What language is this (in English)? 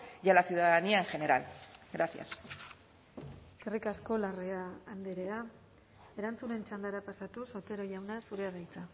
Basque